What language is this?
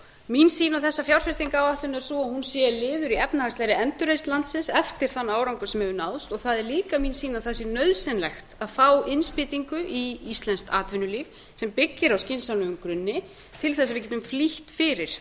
Icelandic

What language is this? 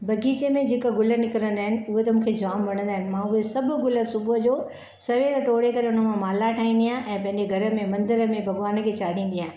Sindhi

